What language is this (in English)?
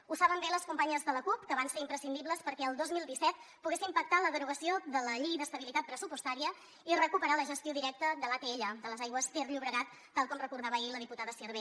Catalan